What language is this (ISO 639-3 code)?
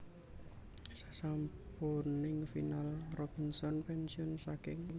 jav